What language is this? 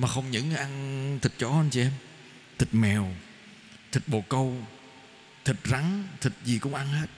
Vietnamese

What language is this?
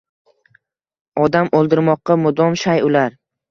Uzbek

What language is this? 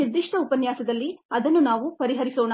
Kannada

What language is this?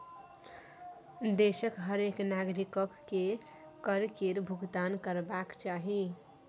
Maithili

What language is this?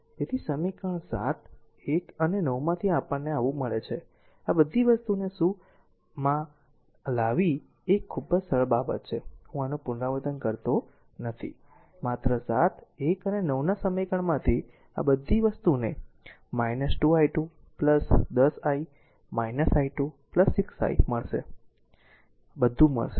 Gujarati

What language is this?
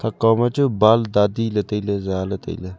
Wancho Naga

